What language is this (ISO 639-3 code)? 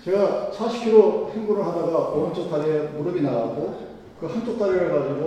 kor